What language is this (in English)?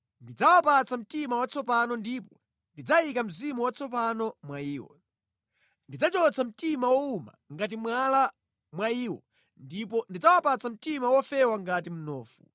Nyanja